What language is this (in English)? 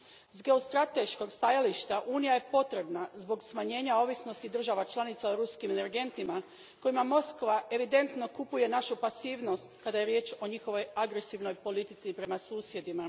Croatian